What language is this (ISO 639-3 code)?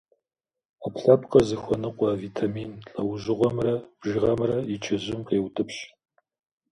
kbd